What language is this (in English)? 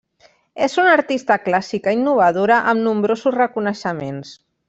Catalan